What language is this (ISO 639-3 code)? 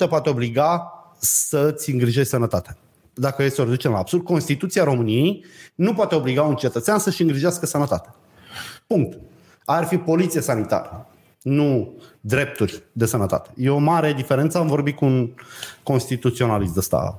ron